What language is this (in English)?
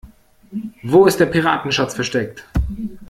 German